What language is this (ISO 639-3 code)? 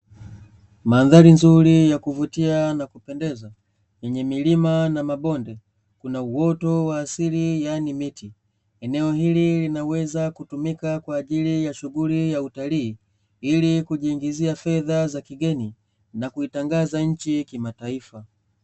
swa